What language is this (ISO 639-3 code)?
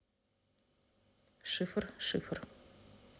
rus